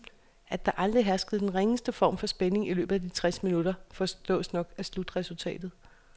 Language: Danish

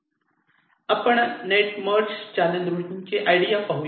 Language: Marathi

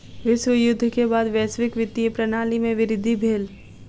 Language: Maithili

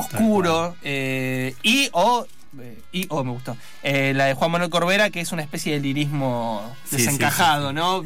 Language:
Spanish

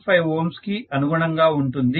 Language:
Telugu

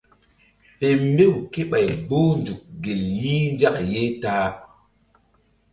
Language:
Mbum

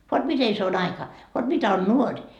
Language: Finnish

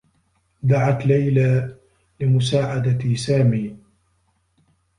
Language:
Arabic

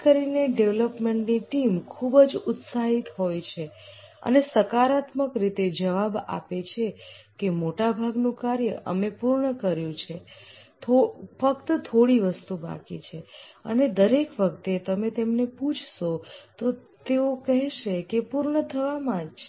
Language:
Gujarati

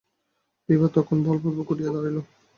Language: Bangla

